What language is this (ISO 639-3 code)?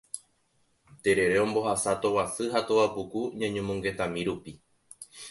grn